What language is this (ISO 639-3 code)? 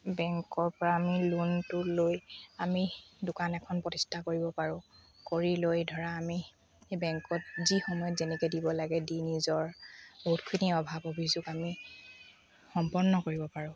asm